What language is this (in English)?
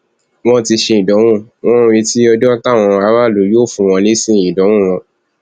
Yoruba